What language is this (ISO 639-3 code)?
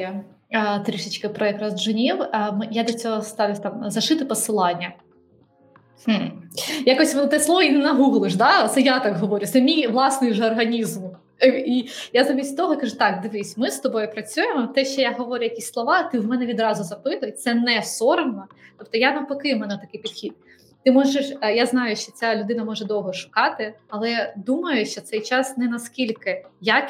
ukr